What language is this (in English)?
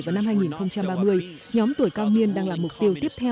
Vietnamese